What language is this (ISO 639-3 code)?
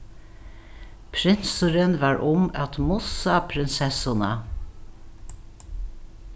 fao